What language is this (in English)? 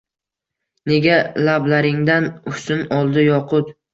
Uzbek